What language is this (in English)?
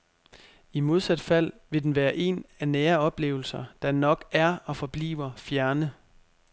Danish